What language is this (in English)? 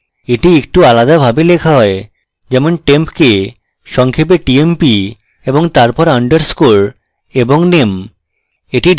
Bangla